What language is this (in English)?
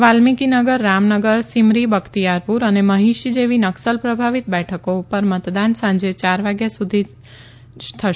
Gujarati